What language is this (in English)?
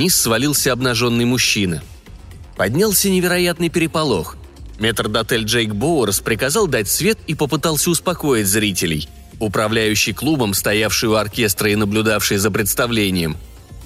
Russian